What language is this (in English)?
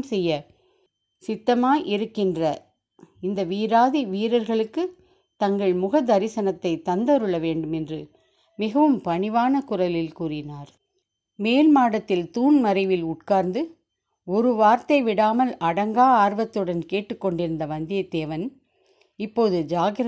Tamil